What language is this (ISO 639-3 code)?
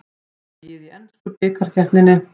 isl